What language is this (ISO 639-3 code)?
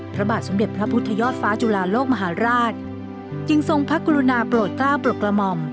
tha